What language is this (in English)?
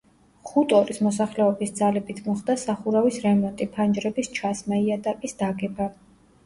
Georgian